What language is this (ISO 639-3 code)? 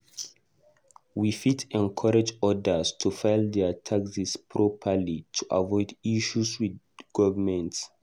pcm